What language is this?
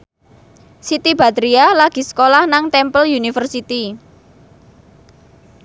Javanese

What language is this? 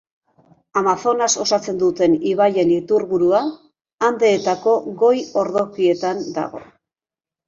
Basque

